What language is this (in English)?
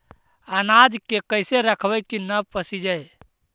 Magahi